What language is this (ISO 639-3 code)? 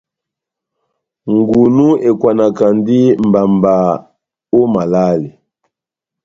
bnm